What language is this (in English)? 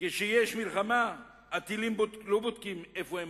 Hebrew